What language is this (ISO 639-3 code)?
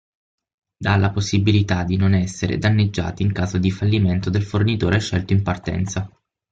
ita